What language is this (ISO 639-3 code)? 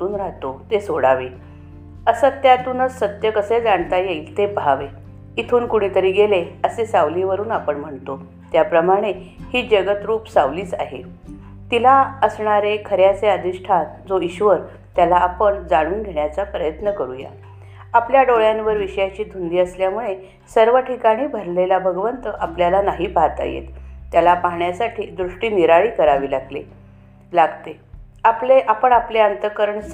mar